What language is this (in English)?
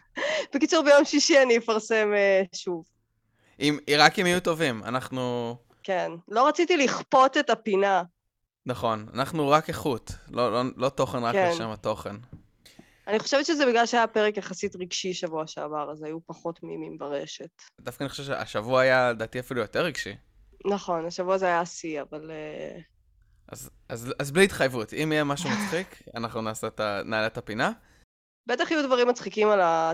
Hebrew